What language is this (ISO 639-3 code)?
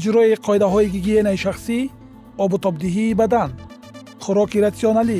fas